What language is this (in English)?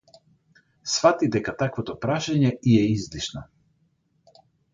Macedonian